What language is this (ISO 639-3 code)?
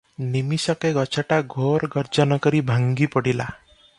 ori